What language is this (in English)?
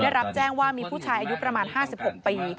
Thai